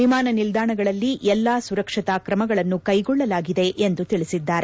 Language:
Kannada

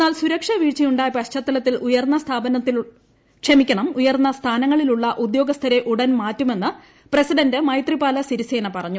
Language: Malayalam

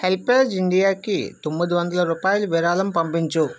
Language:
Telugu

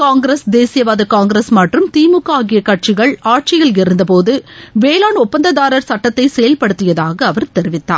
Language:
Tamil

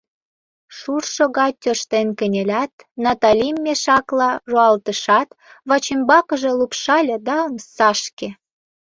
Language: Mari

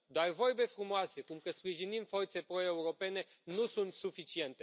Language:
Romanian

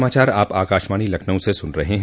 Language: Hindi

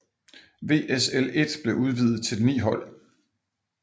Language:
Danish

